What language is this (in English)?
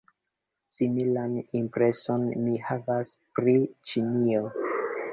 Esperanto